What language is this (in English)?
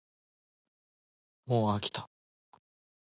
Japanese